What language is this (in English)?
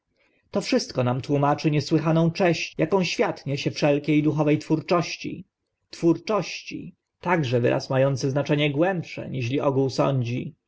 Polish